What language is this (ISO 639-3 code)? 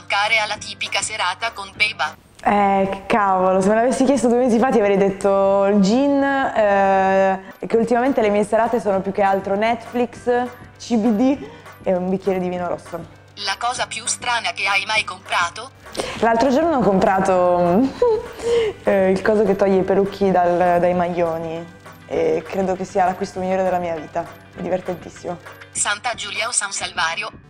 ita